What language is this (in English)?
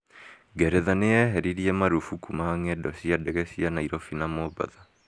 Kikuyu